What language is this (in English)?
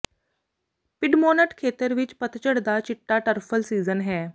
Punjabi